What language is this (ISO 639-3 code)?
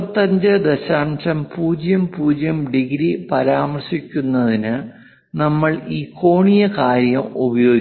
mal